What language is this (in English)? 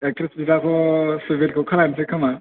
Bodo